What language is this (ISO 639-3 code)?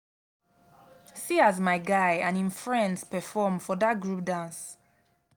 pcm